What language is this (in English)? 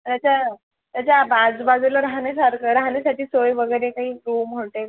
Marathi